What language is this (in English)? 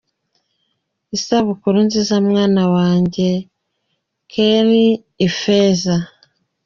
Kinyarwanda